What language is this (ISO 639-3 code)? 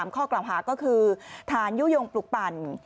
tha